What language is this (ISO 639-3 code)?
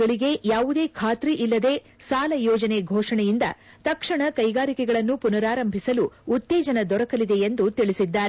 kan